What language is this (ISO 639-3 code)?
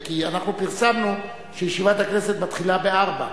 heb